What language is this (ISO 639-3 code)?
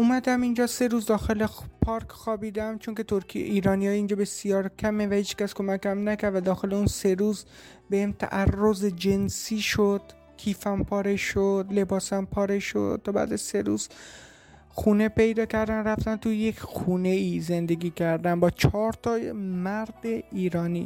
fas